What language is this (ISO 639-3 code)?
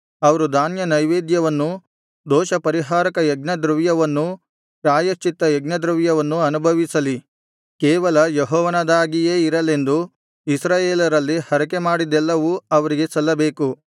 kan